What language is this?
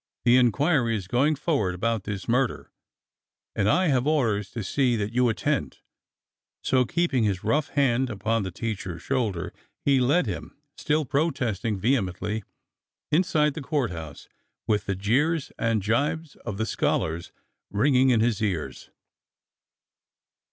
English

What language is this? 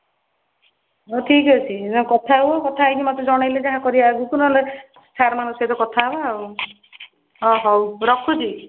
Odia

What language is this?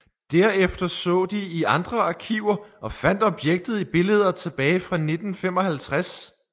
Danish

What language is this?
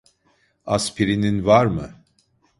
Turkish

